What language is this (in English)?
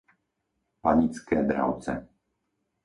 Slovak